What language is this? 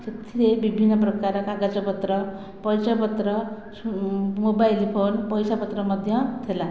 Odia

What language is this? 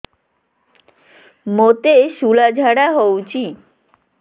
Odia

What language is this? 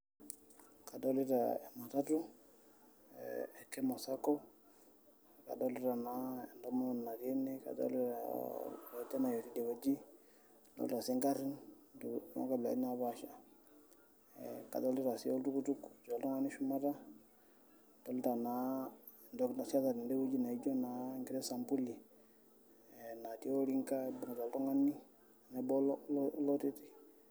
Masai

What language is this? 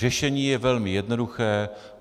Czech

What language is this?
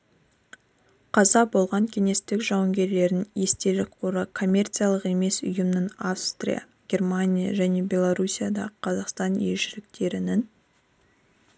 Kazakh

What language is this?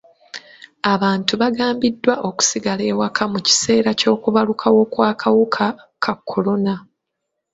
Ganda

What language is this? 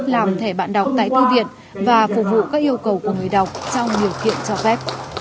Vietnamese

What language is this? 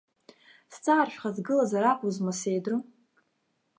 Abkhazian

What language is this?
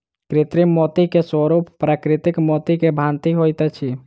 Maithili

